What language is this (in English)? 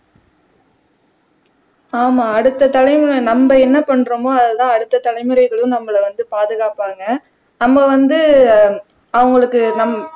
Tamil